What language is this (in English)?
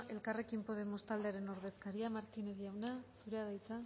Basque